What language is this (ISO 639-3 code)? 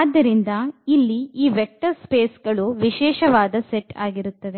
kan